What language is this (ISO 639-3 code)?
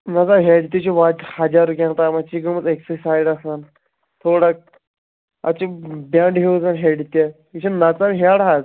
kas